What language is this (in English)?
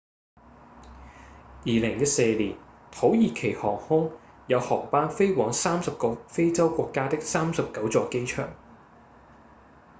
Cantonese